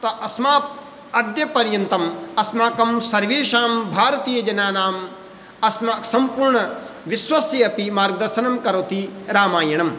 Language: Sanskrit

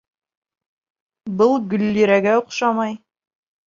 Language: Bashkir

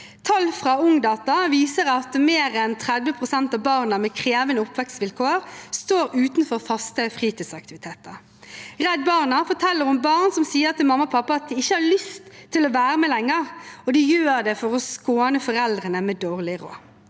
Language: Norwegian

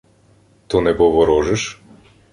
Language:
Ukrainian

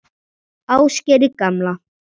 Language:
Icelandic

